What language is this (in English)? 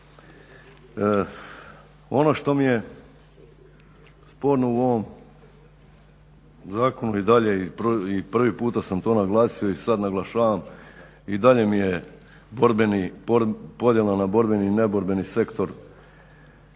Croatian